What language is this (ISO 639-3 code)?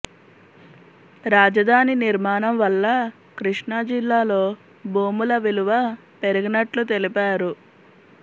tel